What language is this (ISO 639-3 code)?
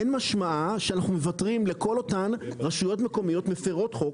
heb